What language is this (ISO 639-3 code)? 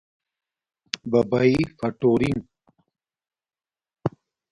dmk